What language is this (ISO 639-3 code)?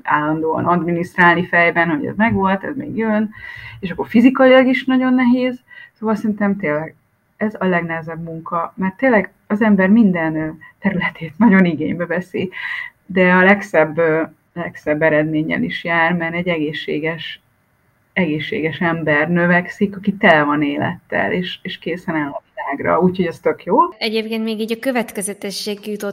hun